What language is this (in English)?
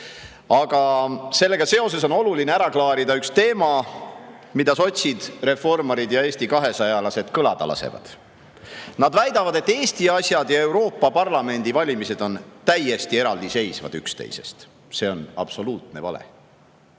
Estonian